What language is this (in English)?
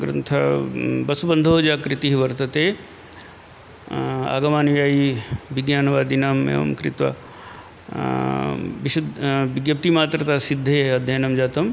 Sanskrit